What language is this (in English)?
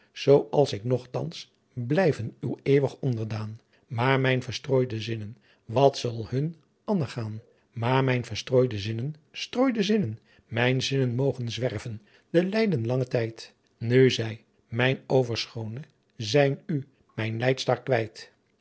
Dutch